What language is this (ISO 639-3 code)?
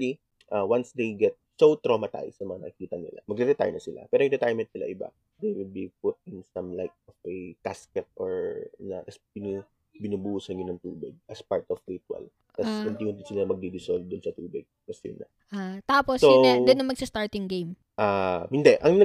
fil